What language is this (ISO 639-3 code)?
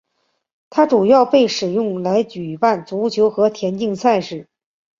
zho